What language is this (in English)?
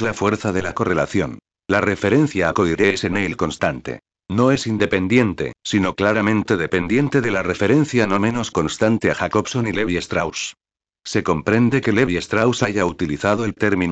Spanish